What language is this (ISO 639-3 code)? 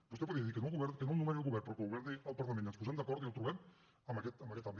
cat